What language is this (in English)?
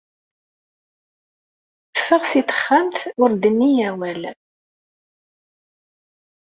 Kabyle